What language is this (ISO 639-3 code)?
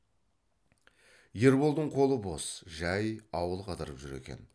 kaz